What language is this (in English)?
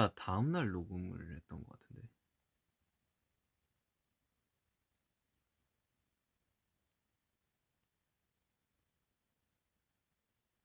Korean